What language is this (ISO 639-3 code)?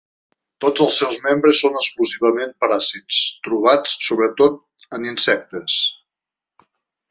cat